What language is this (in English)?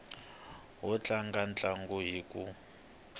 Tsonga